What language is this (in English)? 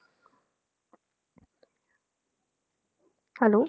Punjabi